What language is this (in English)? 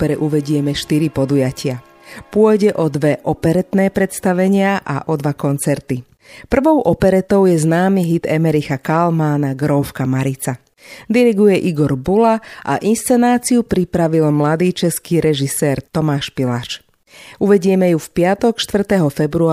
Slovak